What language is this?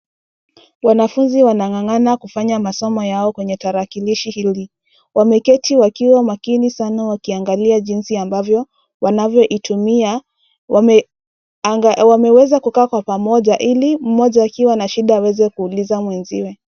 Swahili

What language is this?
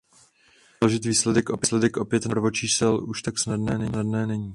Czech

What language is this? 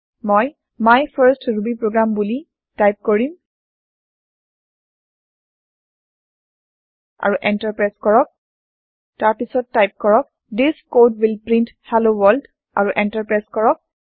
Assamese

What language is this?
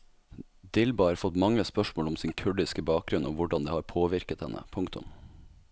Norwegian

